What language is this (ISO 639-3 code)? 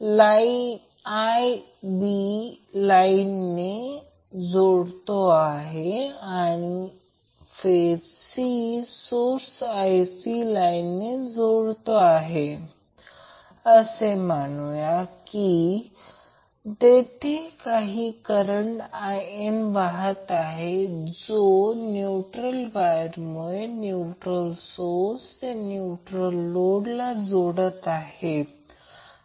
mar